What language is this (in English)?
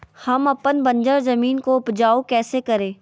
Magahi